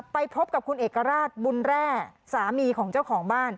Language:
Thai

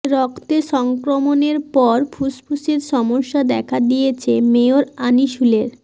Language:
Bangla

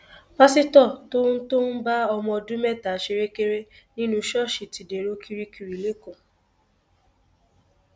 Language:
Yoruba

